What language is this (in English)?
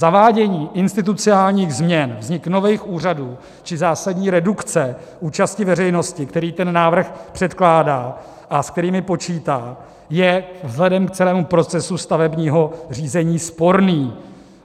Czech